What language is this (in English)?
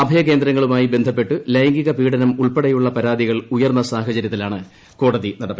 Malayalam